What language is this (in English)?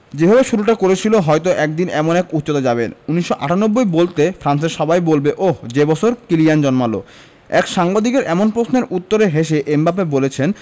Bangla